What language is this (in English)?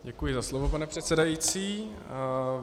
Czech